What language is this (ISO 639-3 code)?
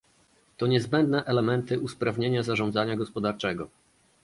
pol